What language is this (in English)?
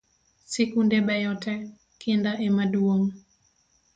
Luo (Kenya and Tanzania)